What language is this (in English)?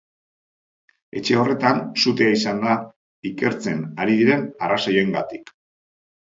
Basque